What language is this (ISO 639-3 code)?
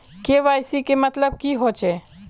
mag